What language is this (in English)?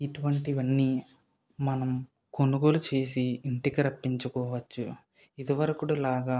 Telugu